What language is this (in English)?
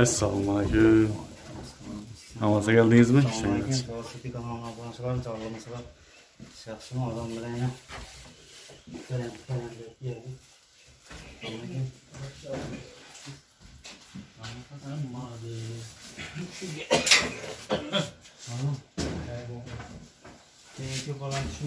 Turkish